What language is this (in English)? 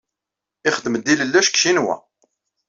Kabyle